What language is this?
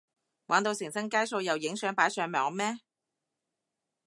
Cantonese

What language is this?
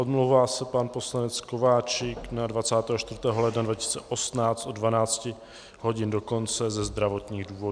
Czech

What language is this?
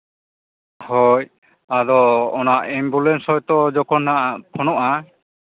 Santali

